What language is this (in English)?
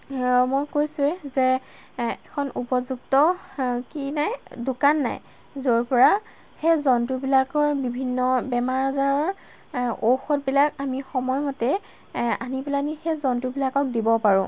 Assamese